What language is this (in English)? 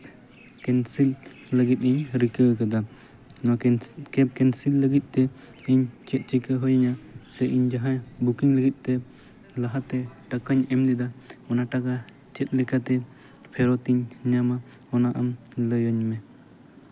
Santali